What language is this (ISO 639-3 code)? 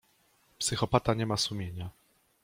pol